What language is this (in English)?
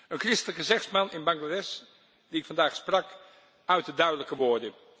Dutch